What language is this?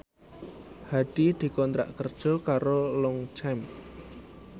Javanese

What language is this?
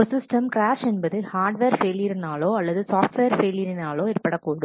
Tamil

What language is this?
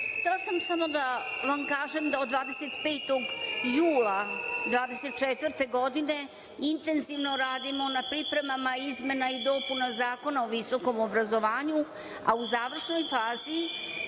Serbian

